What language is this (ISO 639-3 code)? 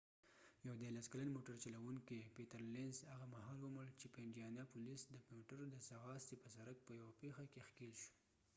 pus